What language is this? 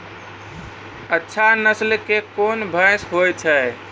Maithili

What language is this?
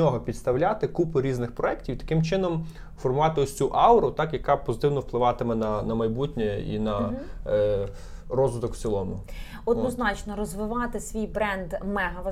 Ukrainian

